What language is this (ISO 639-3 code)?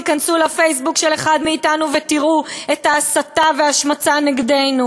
heb